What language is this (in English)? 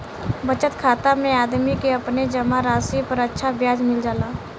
Bhojpuri